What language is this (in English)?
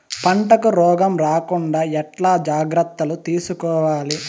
Telugu